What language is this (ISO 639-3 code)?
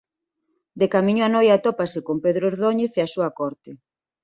glg